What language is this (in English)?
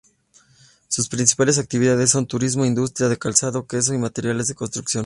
Spanish